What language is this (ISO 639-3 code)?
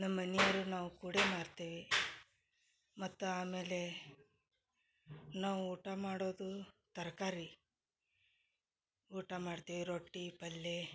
kan